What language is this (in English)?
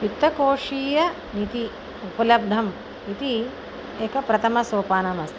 Sanskrit